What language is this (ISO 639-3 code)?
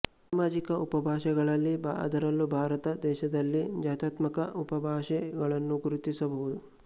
kan